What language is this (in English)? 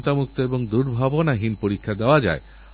Bangla